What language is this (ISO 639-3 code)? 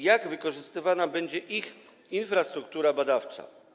pol